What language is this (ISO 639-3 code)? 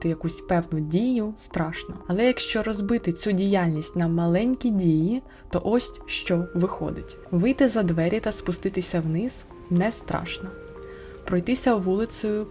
ukr